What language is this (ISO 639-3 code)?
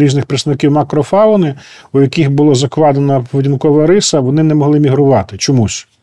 ukr